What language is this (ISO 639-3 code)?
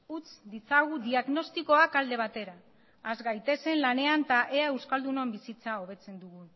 eus